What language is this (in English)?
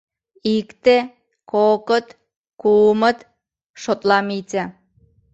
Mari